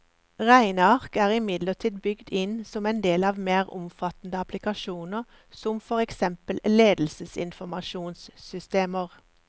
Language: Norwegian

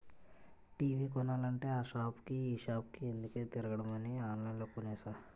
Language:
Telugu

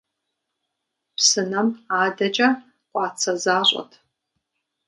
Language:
Kabardian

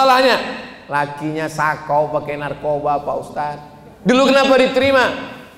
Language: Indonesian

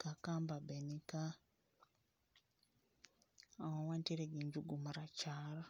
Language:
Luo (Kenya and Tanzania)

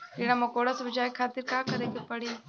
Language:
Bhojpuri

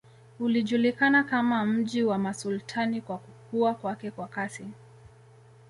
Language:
Swahili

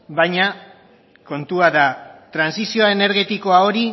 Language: Basque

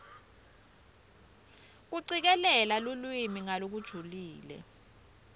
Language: Swati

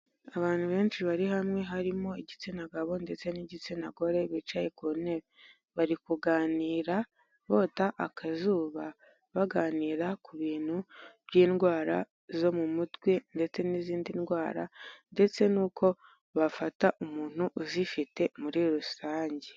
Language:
Kinyarwanda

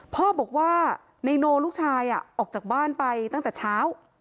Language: Thai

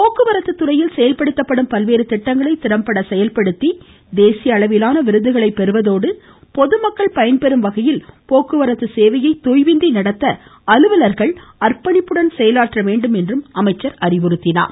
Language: Tamil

